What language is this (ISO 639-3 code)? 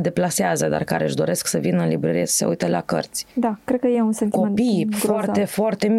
ron